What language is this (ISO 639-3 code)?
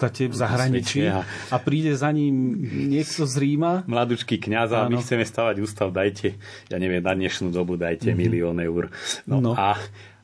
slk